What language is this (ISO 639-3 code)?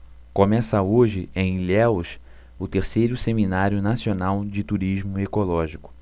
por